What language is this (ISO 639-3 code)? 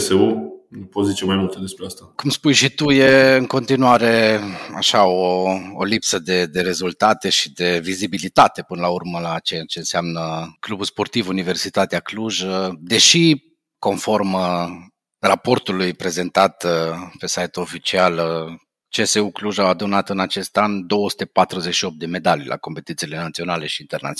ron